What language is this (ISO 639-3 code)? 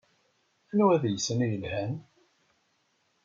kab